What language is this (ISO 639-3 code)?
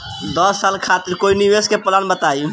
bho